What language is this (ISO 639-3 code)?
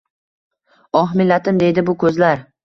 uzb